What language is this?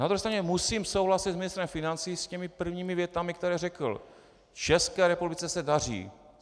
Czech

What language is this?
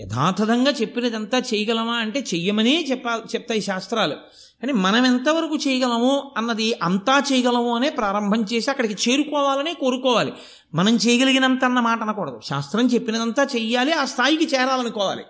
Telugu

